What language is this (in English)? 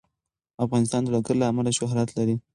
Pashto